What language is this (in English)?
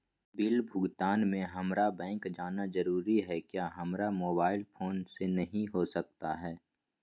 Magahi